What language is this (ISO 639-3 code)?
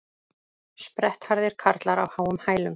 isl